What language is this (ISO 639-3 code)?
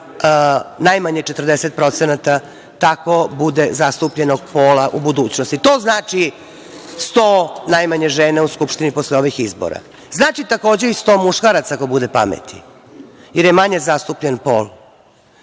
srp